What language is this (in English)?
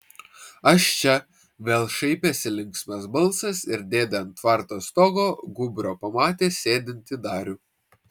Lithuanian